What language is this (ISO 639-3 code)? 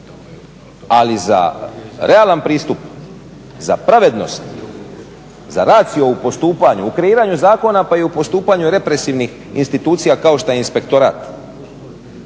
hrv